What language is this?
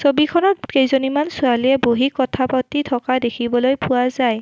Assamese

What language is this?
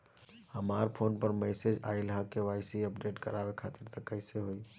Bhojpuri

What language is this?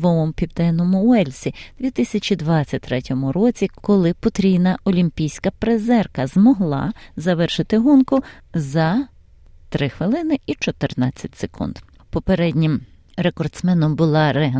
Ukrainian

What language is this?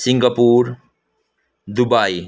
Nepali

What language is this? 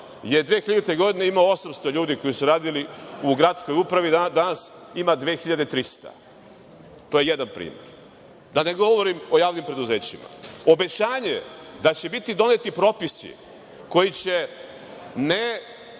Serbian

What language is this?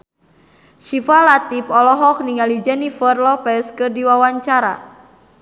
Sundanese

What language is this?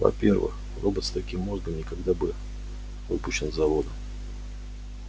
Russian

